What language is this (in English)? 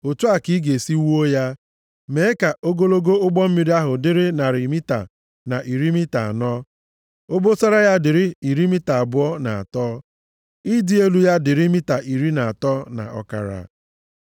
Igbo